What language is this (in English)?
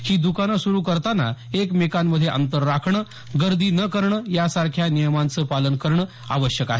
Marathi